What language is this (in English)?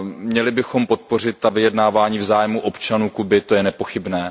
Czech